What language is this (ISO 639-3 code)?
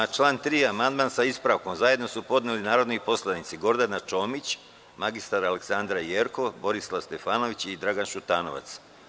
srp